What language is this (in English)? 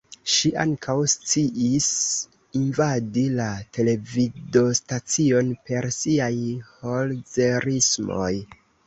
Esperanto